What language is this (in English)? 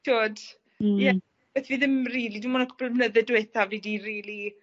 Welsh